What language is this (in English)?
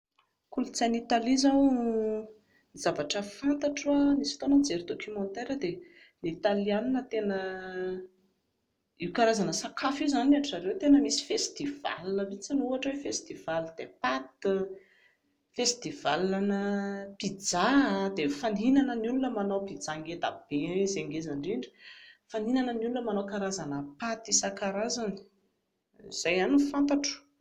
Malagasy